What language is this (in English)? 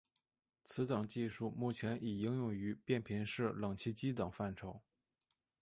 Chinese